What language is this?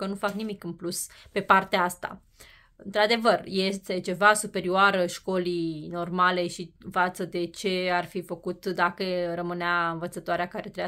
Romanian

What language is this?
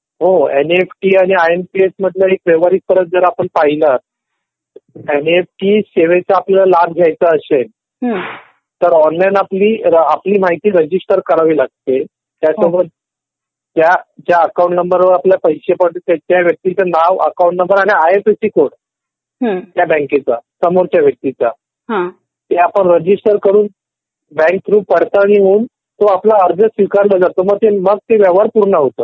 Marathi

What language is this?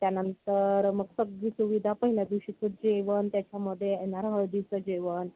Marathi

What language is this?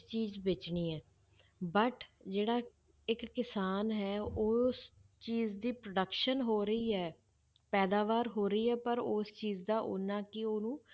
Punjabi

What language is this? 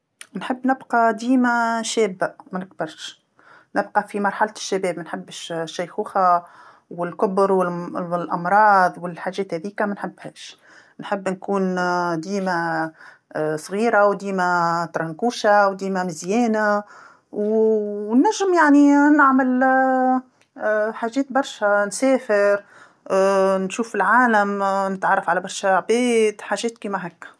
Tunisian Arabic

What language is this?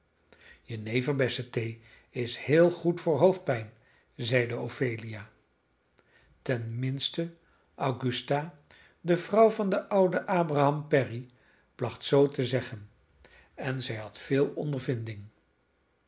Dutch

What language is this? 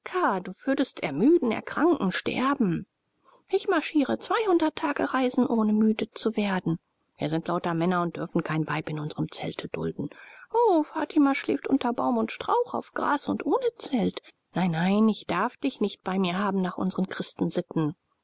German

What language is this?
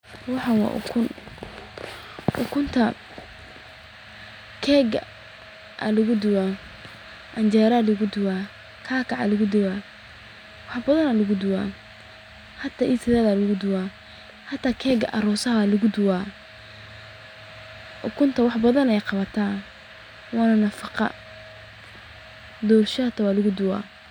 Somali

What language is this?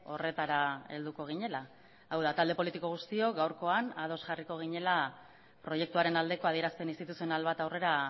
Basque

